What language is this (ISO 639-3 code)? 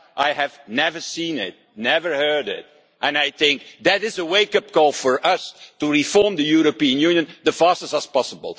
eng